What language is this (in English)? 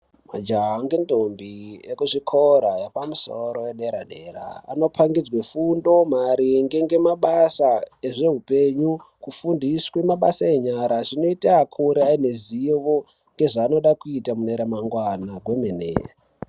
Ndau